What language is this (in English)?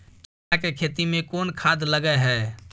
Maithili